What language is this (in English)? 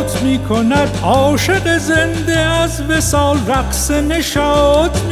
Persian